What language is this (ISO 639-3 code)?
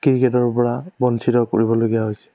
asm